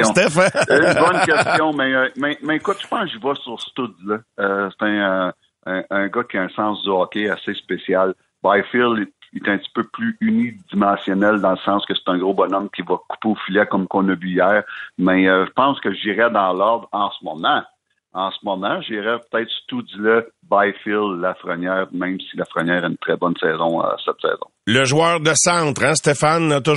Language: French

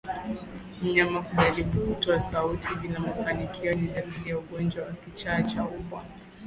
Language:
Swahili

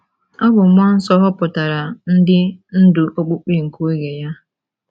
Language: Igbo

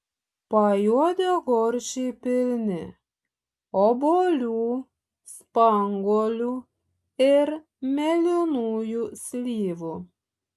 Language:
Lithuanian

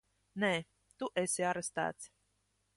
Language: Latvian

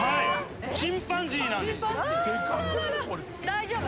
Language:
Japanese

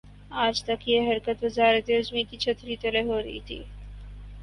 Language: Urdu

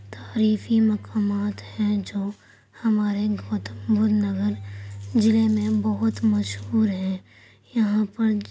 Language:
Urdu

